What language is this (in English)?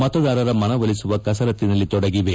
Kannada